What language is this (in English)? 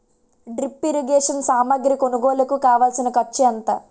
Telugu